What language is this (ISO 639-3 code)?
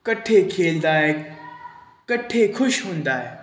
pan